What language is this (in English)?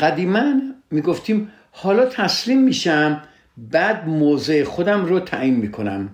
Persian